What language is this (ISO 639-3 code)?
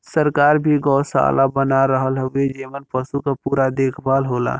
bho